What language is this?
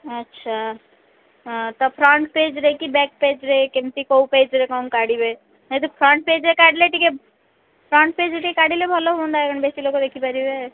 Odia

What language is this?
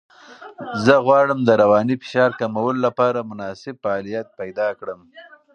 Pashto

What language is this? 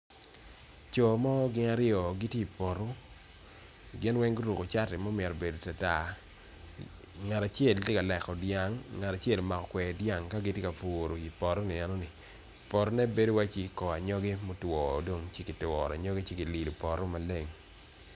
Acoli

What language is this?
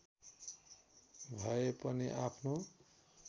Nepali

